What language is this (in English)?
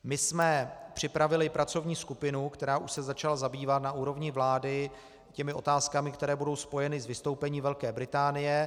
Czech